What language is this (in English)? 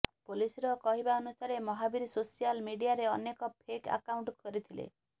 Odia